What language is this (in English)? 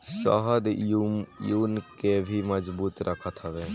Bhojpuri